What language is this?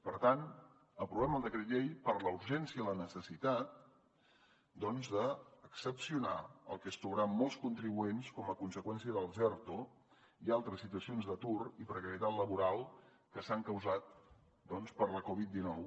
Catalan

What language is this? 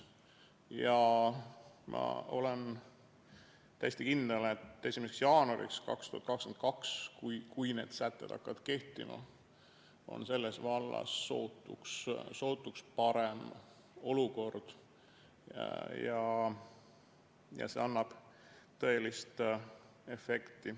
Estonian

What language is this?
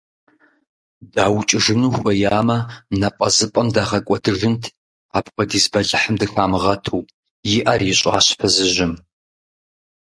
Kabardian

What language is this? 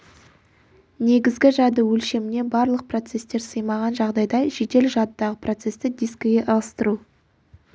Kazakh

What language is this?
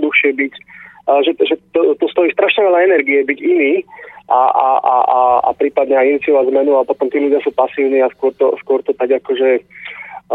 Slovak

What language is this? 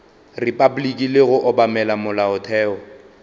Northern Sotho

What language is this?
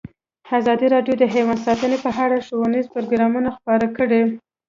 Pashto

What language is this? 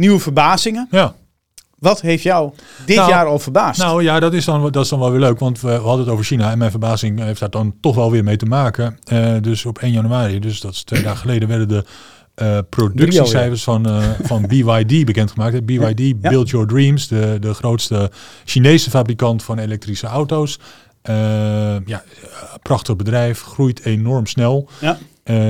Dutch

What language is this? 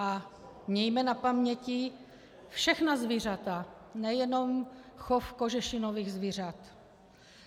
Czech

